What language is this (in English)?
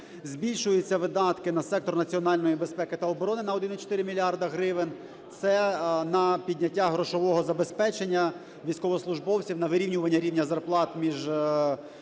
Ukrainian